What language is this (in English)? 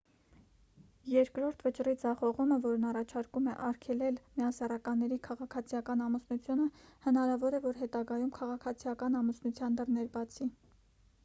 Armenian